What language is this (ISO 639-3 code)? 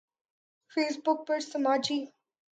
urd